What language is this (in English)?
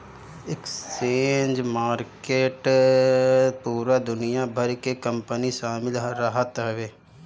Bhojpuri